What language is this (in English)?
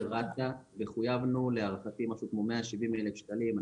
Hebrew